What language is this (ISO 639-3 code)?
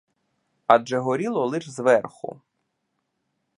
ukr